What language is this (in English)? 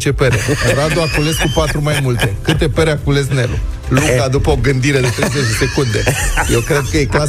Romanian